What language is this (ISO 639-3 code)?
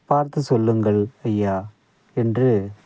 tam